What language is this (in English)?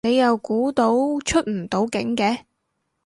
Cantonese